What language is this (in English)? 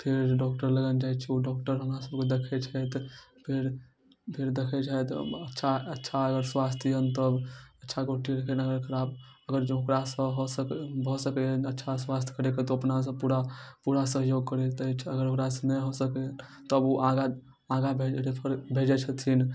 Maithili